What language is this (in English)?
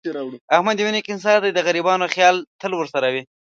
Pashto